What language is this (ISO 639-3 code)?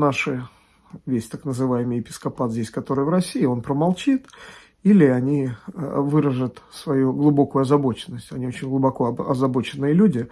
rus